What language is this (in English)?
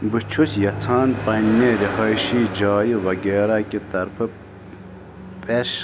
Kashmiri